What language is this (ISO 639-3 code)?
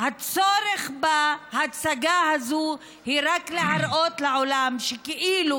heb